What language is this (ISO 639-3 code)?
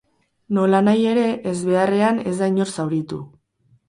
eus